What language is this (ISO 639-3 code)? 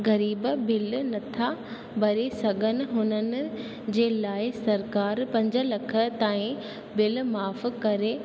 snd